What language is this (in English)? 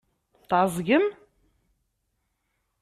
Kabyle